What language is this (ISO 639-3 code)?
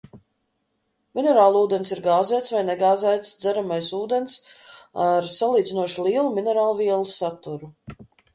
lav